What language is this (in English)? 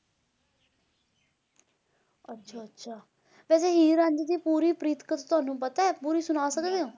Punjabi